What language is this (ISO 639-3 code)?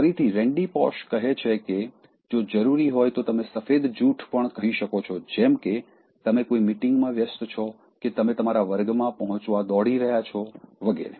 guj